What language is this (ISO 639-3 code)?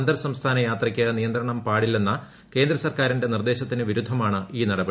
mal